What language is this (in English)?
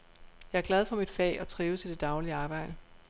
Danish